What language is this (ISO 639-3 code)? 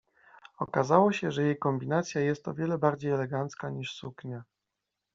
pol